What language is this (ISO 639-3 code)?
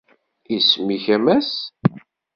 kab